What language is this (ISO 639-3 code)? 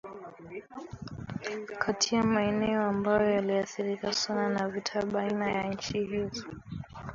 swa